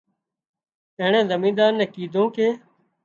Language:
Wadiyara Koli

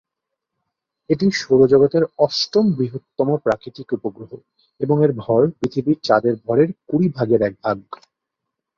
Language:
Bangla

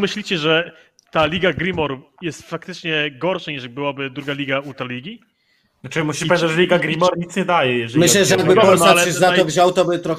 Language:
Polish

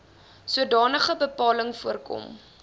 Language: Afrikaans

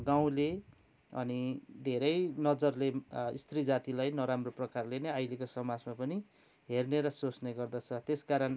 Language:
Nepali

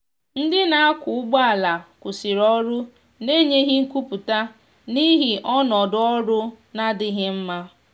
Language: Igbo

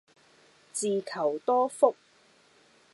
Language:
Cantonese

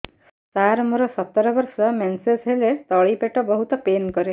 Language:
Odia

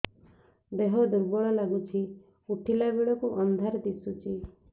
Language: Odia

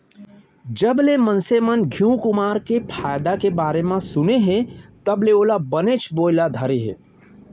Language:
Chhattisgarhi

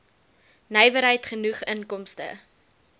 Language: Afrikaans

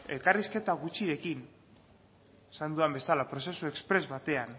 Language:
Basque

